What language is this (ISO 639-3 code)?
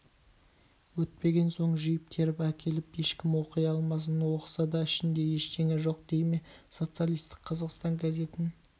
kaz